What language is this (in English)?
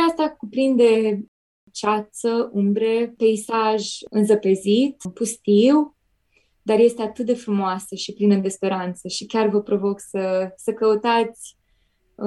Romanian